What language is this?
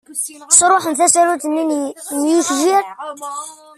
Kabyle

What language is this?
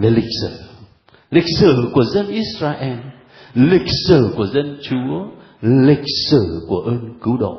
Vietnamese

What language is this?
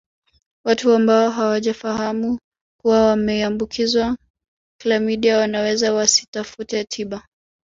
Swahili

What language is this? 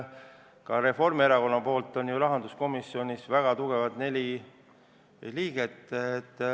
Estonian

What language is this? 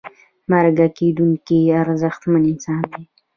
Pashto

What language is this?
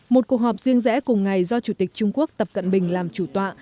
Vietnamese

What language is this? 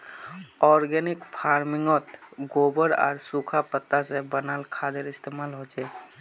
Magahi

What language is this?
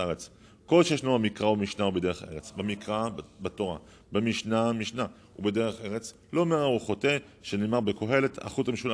Hebrew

